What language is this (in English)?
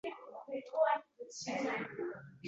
Uzbek